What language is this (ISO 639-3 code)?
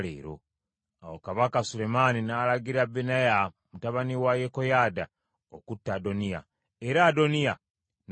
lug